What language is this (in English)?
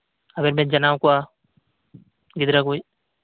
Santali